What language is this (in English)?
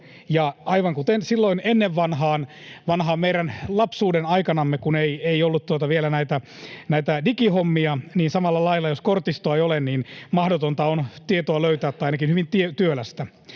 Finnish